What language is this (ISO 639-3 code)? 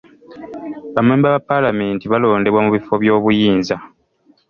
lug